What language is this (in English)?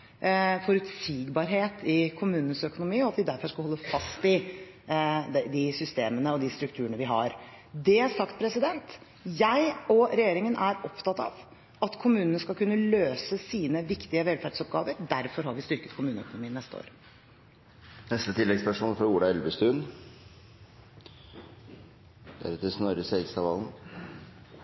Norwegian